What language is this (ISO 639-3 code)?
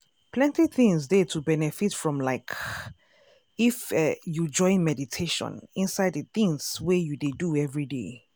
pcm